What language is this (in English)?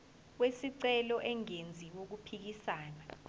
Zulu